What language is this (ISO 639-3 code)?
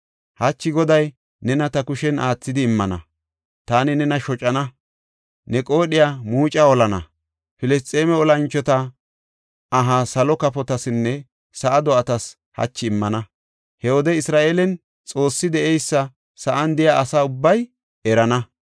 gof